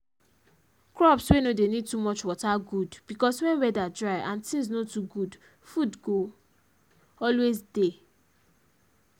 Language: Nigerian Pidgin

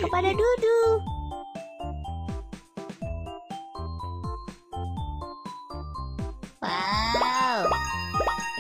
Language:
Indonesian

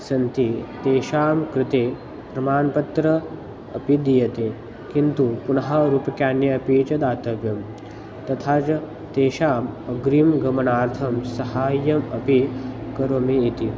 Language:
Sanskrit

